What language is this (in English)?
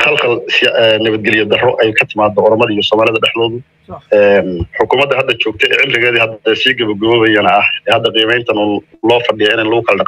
Arabic